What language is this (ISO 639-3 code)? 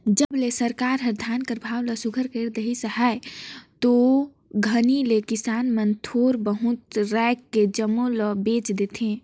hne